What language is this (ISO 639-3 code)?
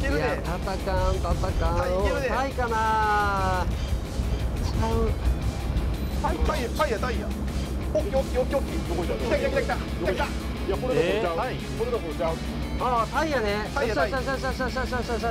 jpn